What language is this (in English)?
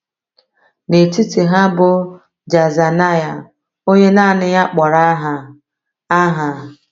Igbo